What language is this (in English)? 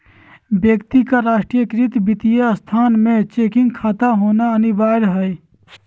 Magahi